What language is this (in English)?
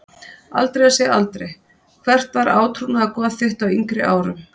Icelandic